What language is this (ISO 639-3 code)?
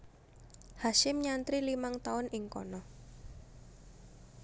jav